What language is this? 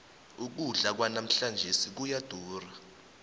South Ndebele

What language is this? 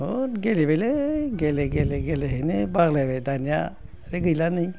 Bodo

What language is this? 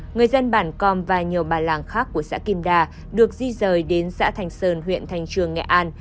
Vietnamese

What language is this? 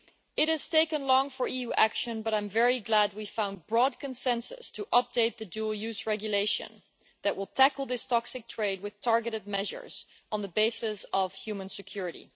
English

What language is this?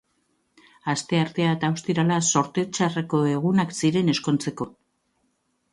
Basque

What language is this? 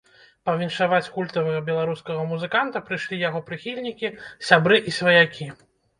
Belarusian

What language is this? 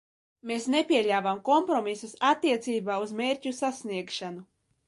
Latvian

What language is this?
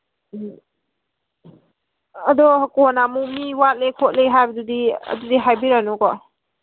Manipuri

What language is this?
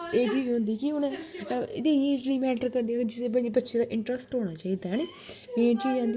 Dogri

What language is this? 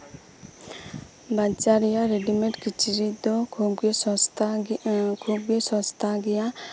Santali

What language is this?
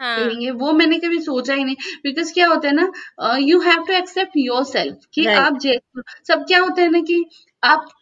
Hindi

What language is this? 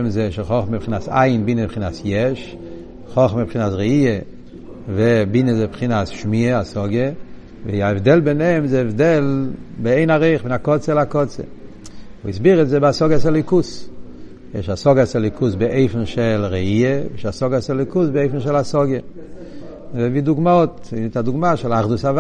Hebrew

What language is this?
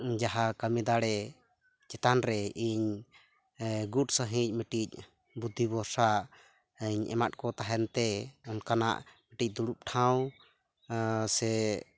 Santali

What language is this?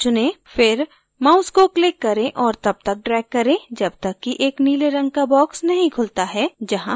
Hindi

